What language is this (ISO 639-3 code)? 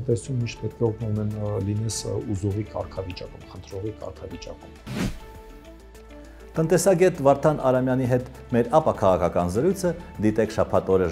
ron